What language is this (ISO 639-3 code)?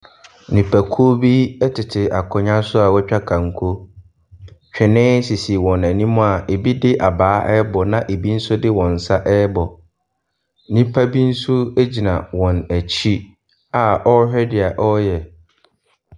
aka